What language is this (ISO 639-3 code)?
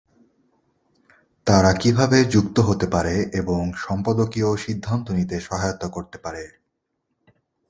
ben